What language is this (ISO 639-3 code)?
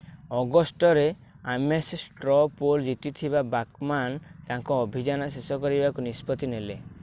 ori